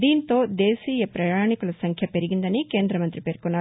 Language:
Telugu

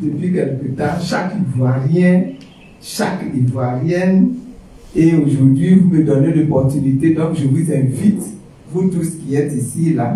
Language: French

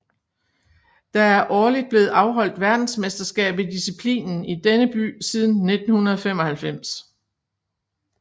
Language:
Danish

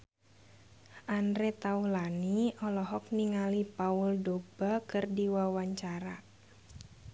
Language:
Sundanese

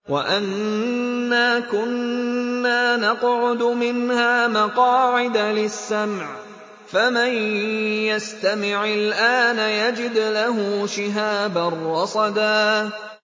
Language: Arabic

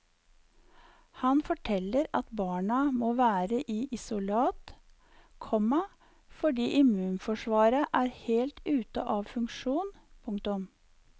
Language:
Norwegian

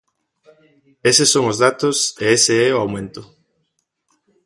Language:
Galician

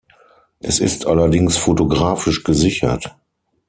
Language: German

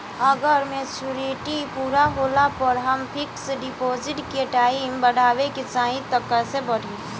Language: Bhojpuri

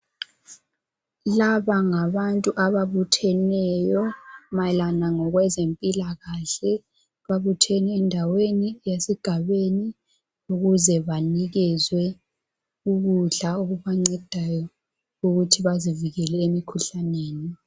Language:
North Ndebele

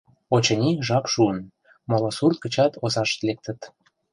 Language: Mari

